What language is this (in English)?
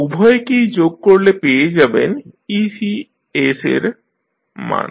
Bangla